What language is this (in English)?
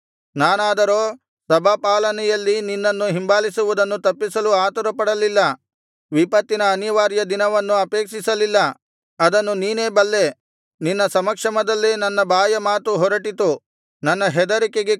Kannada